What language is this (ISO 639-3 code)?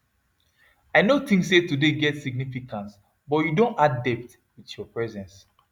pcm